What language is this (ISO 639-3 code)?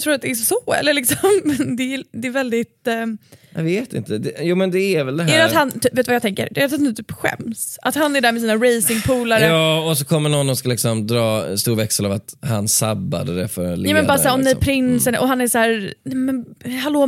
swe